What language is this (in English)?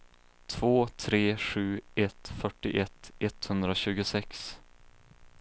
Swedish